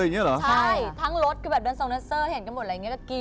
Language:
Thai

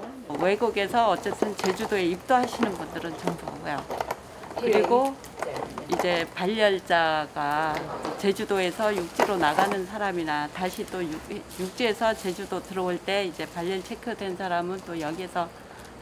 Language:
Korean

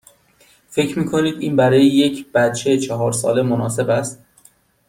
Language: Persian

